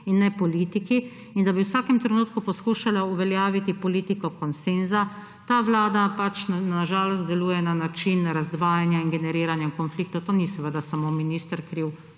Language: Slovenian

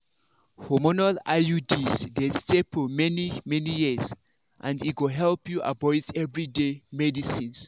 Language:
Nigerian Pidgin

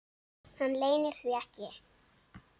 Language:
Icelandic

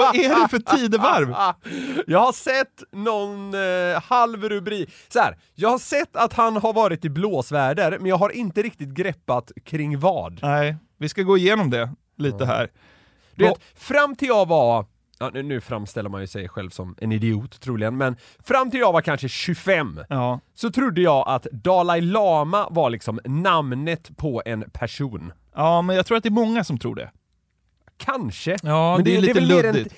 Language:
Swedish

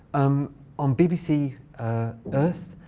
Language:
English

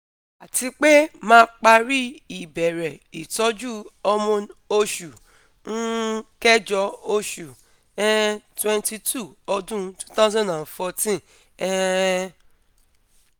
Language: Yoruba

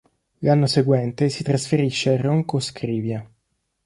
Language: Italian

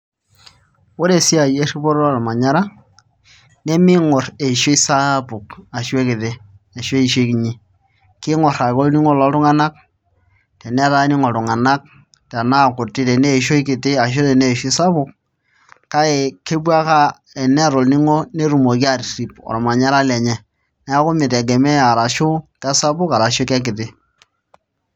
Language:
Masai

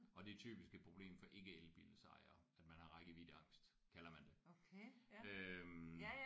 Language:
Danish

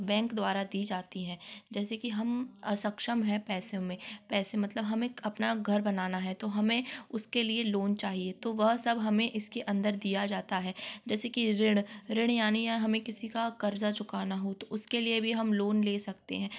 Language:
Hindi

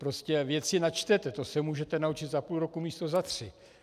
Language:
Czech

